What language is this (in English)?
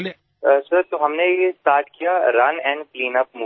Gujarati